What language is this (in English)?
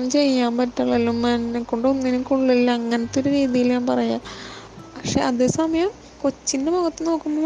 Malayalam